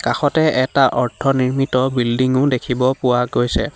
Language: Assamese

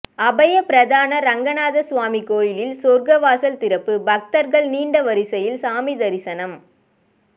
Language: Tamil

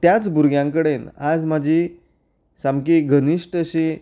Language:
Konkani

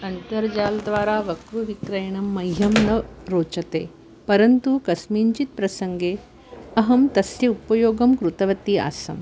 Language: Sanskrit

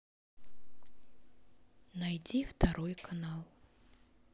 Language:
Russian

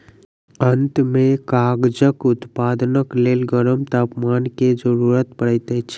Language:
Maithili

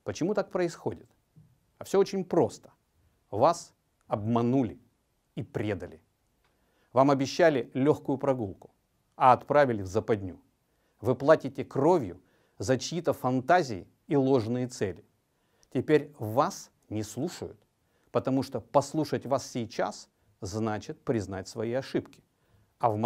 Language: Russian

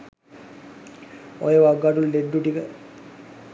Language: Sinhala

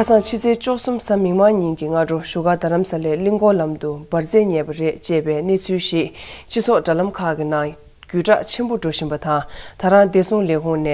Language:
Korean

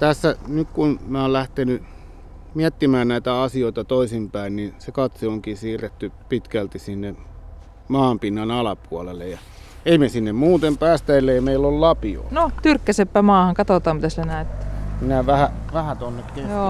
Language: Finnish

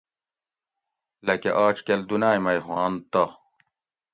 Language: Gawri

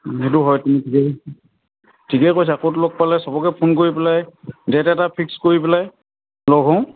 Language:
Assamese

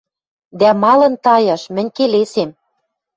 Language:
Western Mari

